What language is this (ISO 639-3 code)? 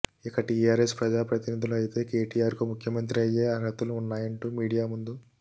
tel